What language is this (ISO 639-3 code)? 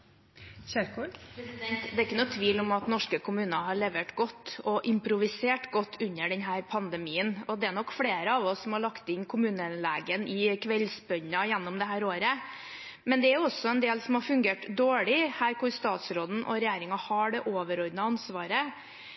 nor